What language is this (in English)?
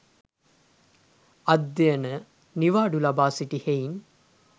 Sinhala